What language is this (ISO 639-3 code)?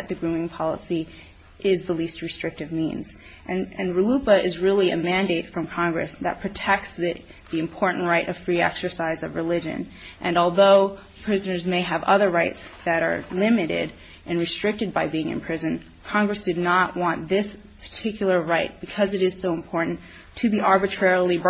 eng